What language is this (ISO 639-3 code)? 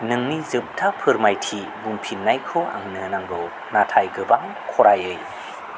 brx